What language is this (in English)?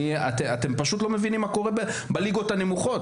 Hebrew